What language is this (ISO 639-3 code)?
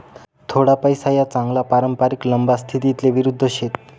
mar